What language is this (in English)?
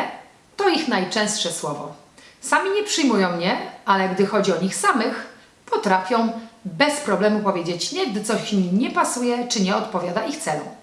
Polish